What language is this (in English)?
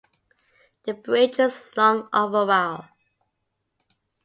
English